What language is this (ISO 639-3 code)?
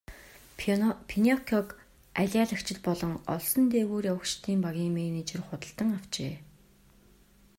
mon